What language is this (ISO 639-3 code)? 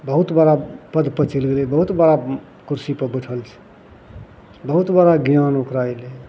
mai